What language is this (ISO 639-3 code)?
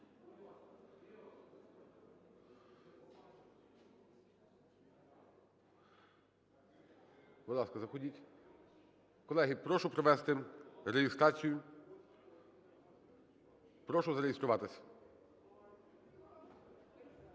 ukr